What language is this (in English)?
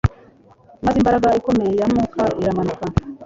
Kinyarwanda